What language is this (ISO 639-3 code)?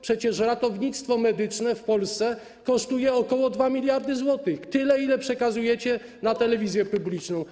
pol